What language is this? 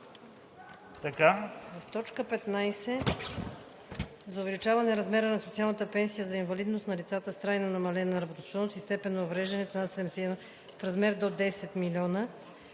Bulgarian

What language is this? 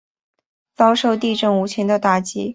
Chinese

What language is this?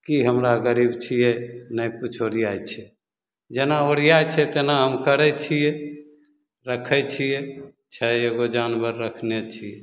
Maithili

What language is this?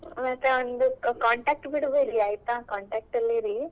Kannada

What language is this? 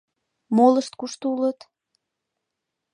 Mari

